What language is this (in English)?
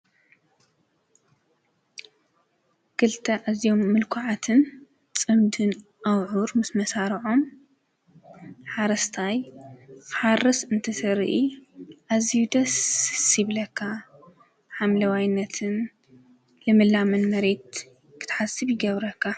Tigrinya